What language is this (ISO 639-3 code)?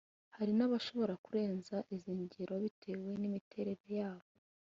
kin